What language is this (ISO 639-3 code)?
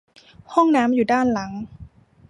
tha